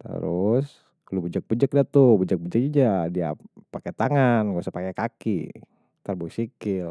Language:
Betawi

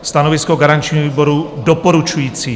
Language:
Czech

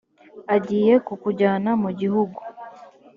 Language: Kinyarwanda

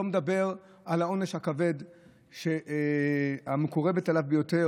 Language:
Hebrew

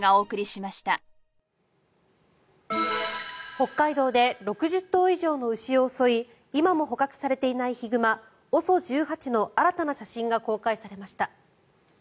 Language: Japanese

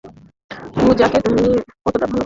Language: Bangla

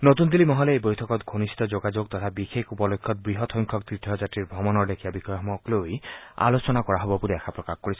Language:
Assamese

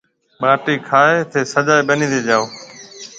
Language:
Marwari (Pakistan)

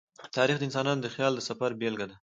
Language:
Pashto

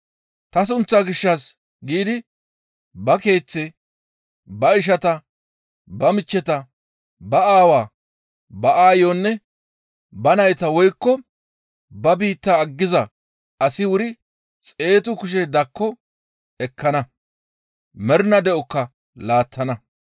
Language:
Gamo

